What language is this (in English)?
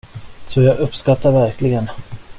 Swedish